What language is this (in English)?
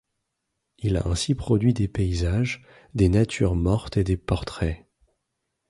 French